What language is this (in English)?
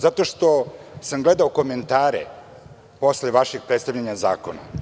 Serbian